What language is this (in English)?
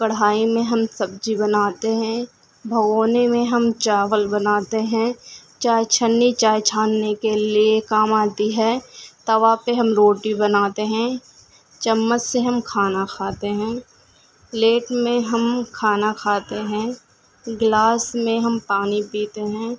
Urdu